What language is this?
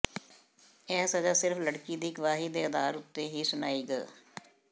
Punjabi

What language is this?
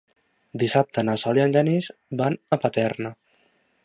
Catalan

